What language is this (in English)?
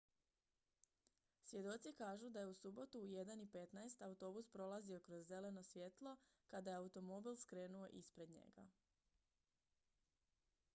Croatian